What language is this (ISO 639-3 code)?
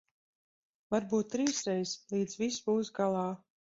lav